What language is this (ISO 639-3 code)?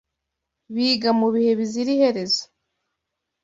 kin